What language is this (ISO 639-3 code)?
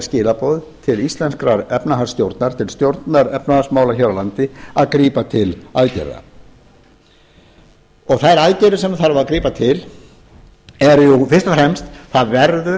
isl